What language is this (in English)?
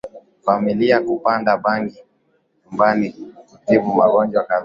Swahili